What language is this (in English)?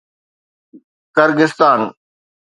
Sindhi